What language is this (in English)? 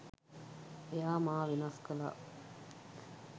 Sinhala